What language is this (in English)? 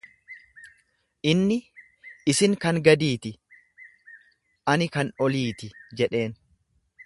Oromo